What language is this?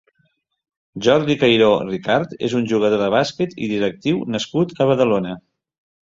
Catalan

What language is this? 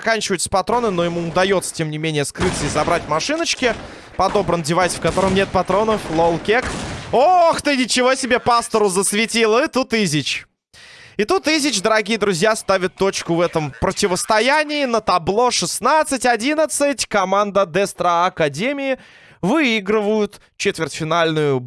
Russian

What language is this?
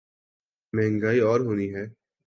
Urdu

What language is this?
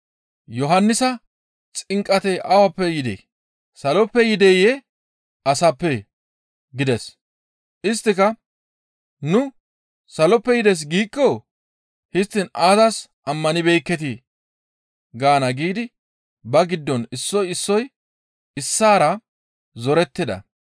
Gamo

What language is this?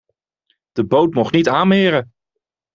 Dutch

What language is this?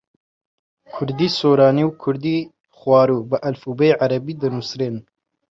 Central Kurdish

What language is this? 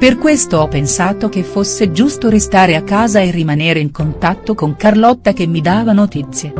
Italian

